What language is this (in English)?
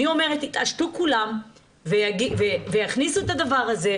Hebrew